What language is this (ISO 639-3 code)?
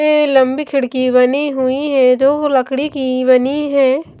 hin